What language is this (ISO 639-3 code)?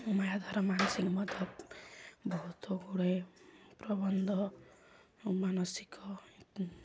ori